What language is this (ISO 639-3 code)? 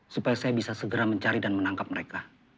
ind